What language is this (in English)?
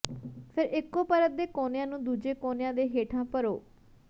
Punjabi